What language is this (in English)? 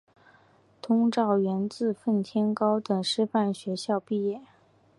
Chinese